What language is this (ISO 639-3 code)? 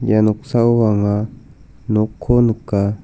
grt